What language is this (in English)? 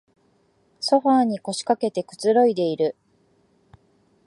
Japanese